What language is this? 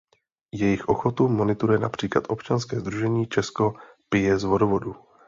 Czech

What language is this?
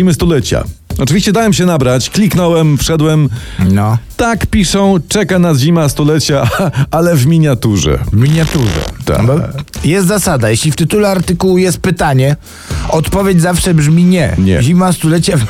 Polish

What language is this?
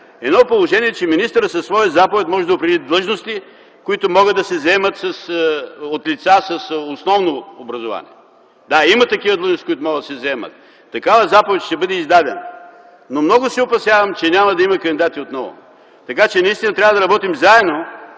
Bulgarian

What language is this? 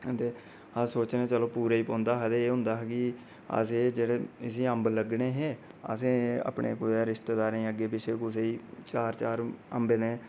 Dogri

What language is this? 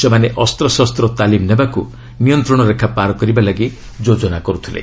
Odia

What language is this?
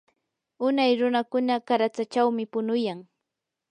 Yanahuanca Pasco Quechua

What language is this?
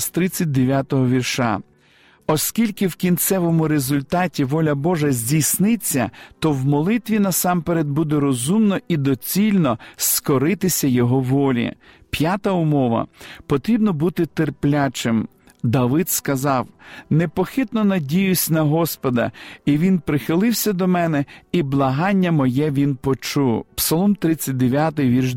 Ukrainian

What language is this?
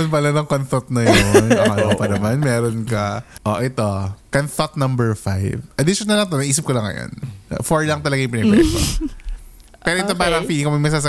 Filipino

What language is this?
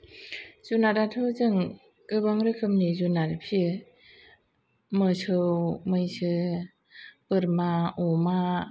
Bodo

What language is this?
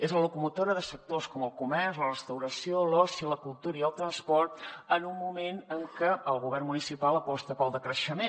Catalan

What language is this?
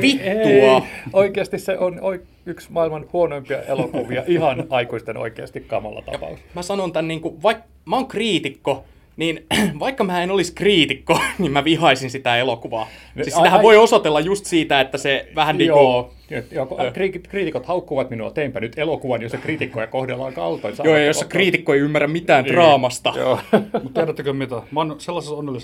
Finnish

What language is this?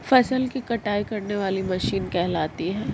Hindi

